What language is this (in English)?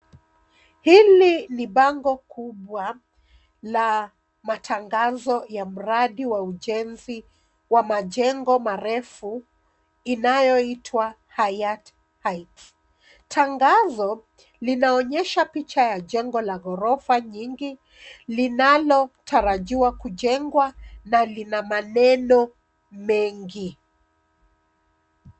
Swahili